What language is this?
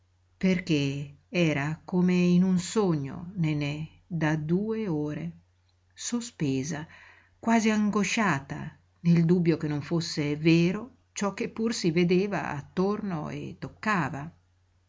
Italian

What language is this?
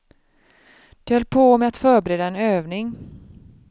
Swedish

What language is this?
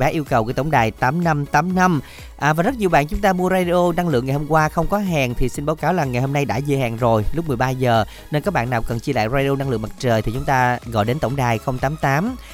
Vietnamese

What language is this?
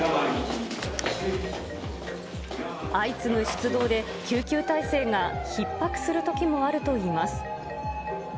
Japanese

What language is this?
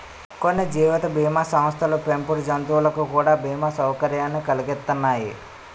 Telugu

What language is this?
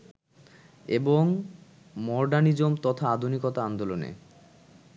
Bangla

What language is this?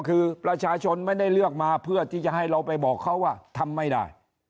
Thai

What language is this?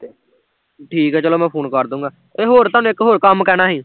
Punjabi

